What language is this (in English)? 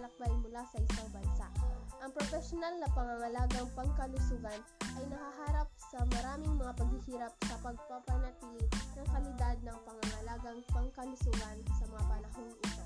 Filipino